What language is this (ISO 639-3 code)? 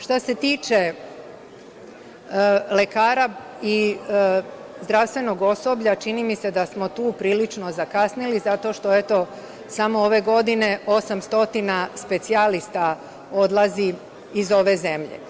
srp